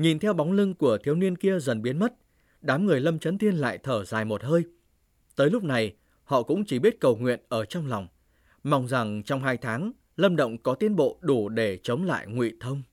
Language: Vietnamese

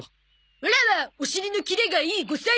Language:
Japanese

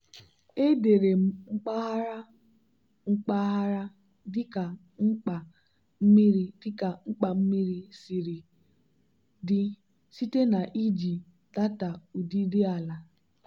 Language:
Igbo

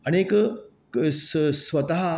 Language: Konkani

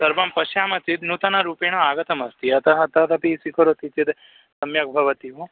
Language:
Sanskrit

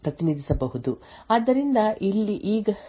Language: Kannada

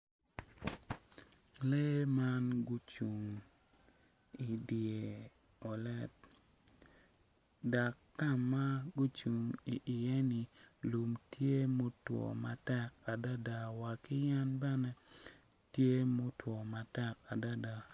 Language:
Acoli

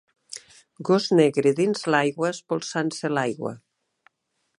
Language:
Catalan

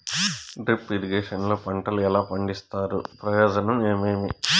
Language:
Telugu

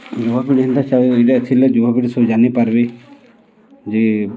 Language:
Odia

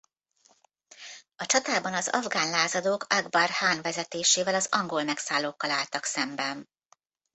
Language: Hungarian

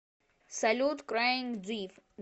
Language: Russian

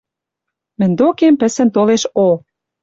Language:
Western Mari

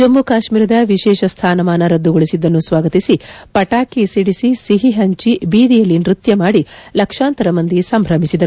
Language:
Kannada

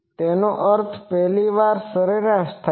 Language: Gujarati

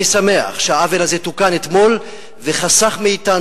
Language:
Hebrew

